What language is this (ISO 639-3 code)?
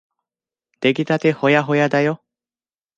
jpn